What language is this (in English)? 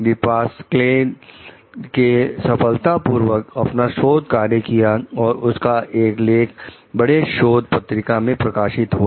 Hindi